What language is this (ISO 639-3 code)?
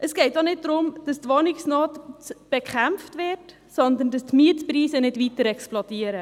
gsw